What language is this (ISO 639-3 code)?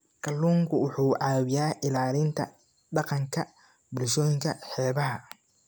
som